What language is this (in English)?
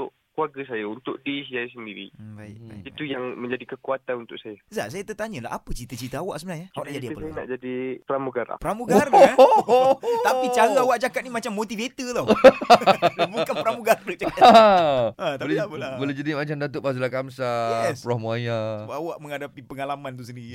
Malay